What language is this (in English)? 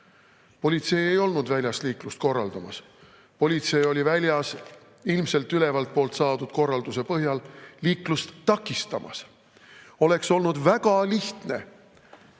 Estonian